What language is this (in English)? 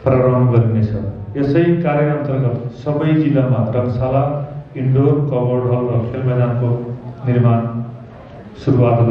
Hindi